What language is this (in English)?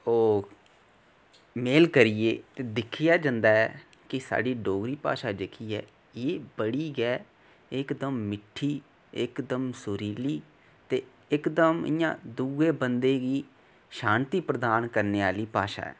Dogri